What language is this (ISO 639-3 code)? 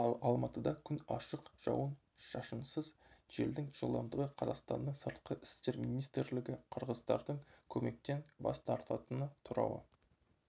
kaz